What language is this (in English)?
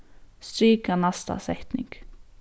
Faroese